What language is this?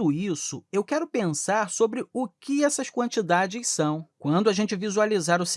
Portuguese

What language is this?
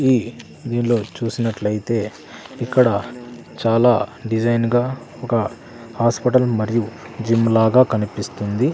Telugu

